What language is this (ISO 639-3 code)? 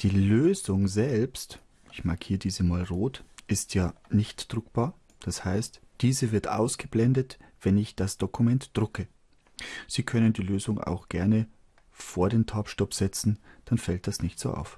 deu